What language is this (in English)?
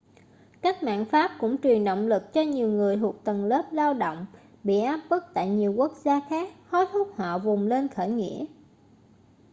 Vietnamese